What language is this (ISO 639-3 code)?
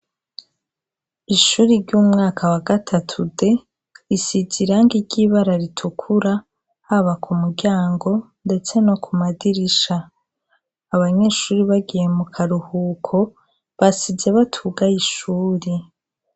run